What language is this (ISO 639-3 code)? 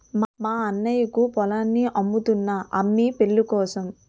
tel